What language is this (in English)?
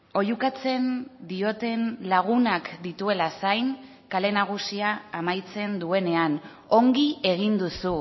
Basque